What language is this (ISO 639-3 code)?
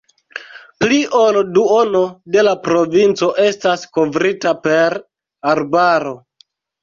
epo